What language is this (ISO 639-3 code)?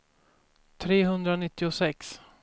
swe